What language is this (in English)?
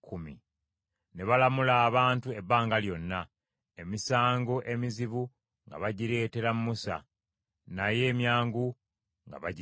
Ganda